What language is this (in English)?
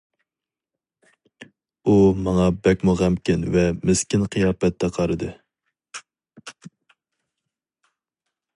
Uyghur